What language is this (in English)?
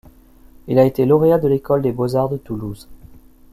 French